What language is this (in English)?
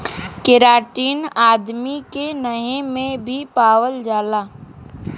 Bhojpuri